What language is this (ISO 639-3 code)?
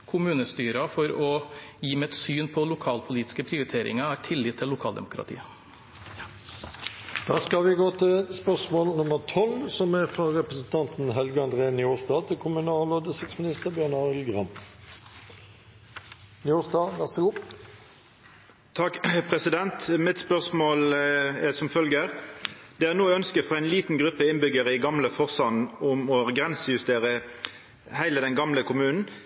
nor